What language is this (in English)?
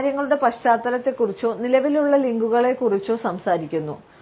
Malayalam